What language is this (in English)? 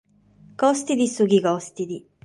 Sardinian